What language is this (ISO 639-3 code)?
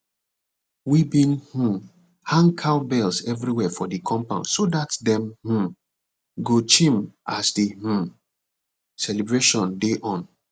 pcm